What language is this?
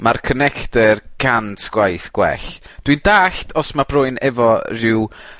Welsh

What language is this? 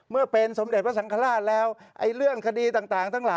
Thai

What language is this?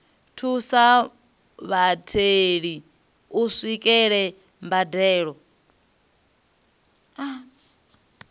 Venda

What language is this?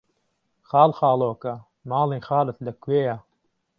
Central Kurdish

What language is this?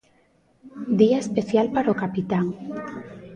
Galician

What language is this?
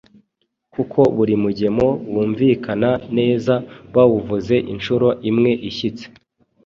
Kinyarwanda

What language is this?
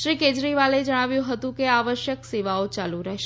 Gujarati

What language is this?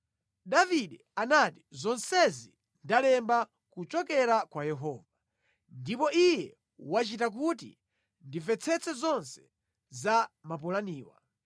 Nyanja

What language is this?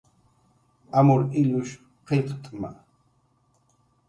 Jaqaru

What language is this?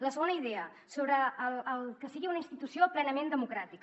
Catalan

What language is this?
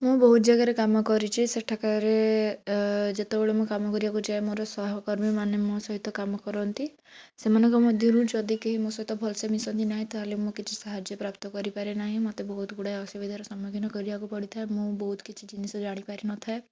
Odia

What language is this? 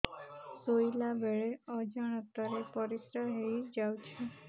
Odia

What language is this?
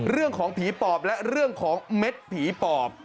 Thai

